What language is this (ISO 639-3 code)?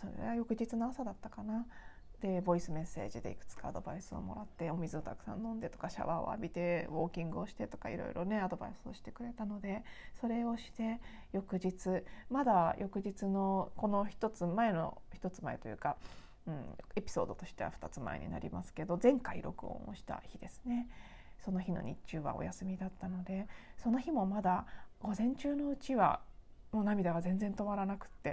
jpn